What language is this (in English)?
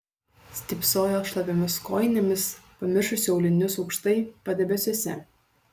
Lithuanian